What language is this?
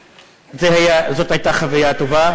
Hebrew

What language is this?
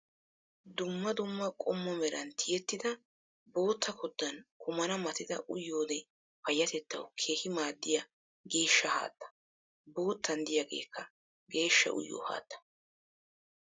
Wolaytta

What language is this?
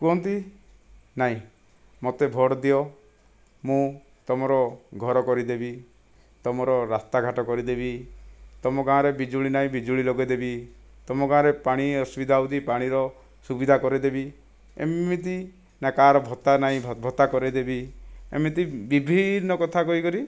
Odia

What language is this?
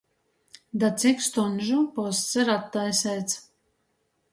Latgalian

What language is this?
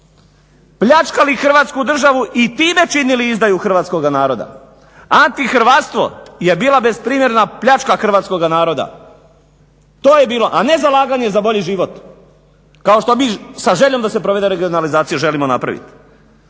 Croatian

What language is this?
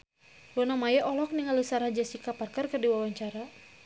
Sundanese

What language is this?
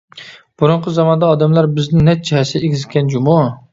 Uyghur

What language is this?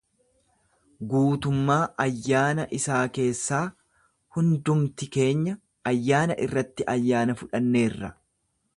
Oromo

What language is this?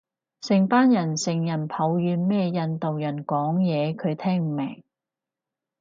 Cantonese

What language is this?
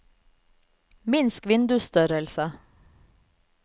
Norwegian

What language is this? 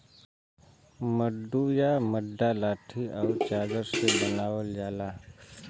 Bhojpuri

